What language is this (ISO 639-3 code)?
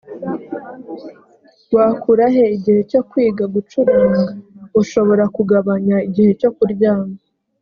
kin